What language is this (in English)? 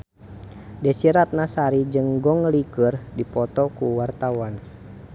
Sundanese